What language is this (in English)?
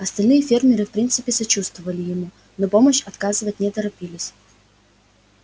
Russian